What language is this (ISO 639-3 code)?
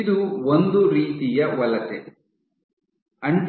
kan